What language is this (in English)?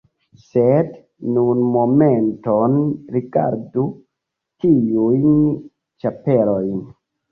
Esperanto